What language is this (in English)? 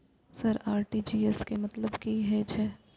Maithili